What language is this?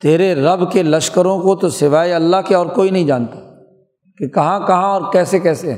Urdu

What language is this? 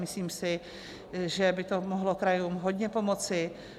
Czech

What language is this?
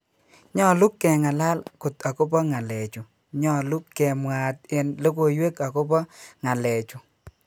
Kalenjin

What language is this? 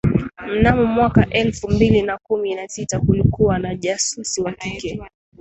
Swahili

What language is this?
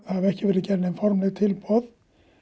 Icelandic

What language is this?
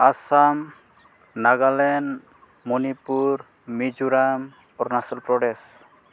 Bodo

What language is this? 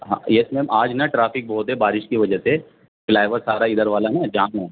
Urdu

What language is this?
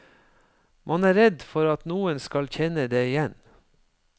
Norwegian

